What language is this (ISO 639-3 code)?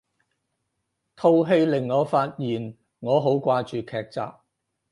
yue